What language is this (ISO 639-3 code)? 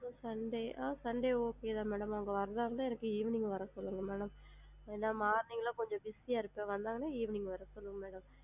tam